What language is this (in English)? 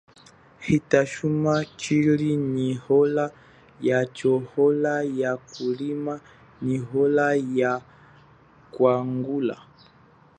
Chokwe